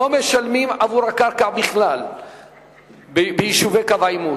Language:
Hebrew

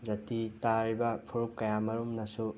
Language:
Manipuri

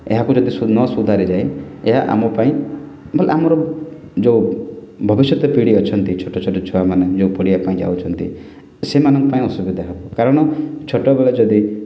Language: Odia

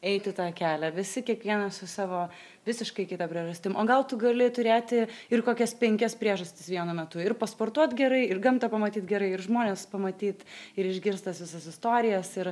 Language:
Lithuanian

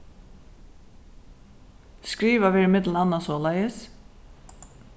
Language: Faroese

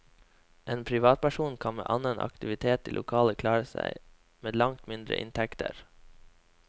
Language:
Norwegian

